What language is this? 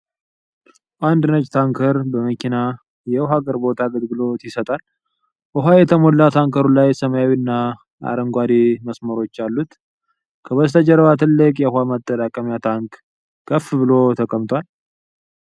Amharic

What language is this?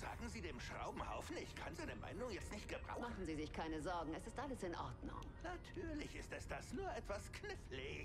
German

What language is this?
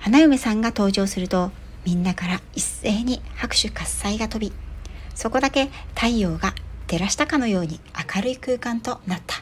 Japanese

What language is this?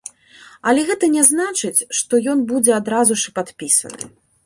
Belarusian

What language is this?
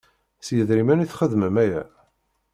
Kabyle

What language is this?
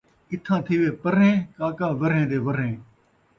Saraiki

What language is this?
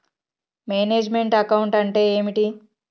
Telugu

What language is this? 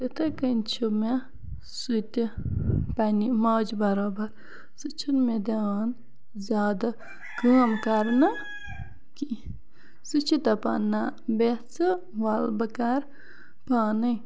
Kashmiri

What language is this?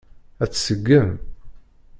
Kabyle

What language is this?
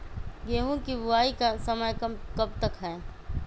Magahi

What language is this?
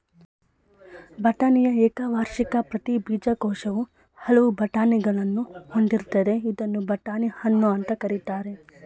Kannada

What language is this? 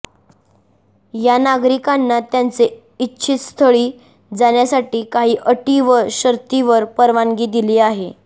Marathi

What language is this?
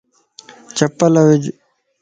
Lasi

